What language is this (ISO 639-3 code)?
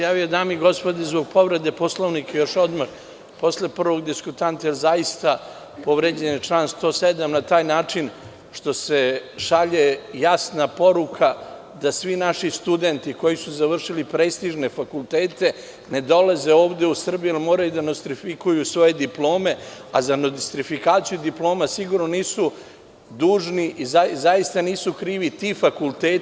srp